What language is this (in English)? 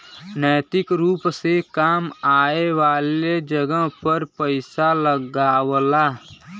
Bhojpuri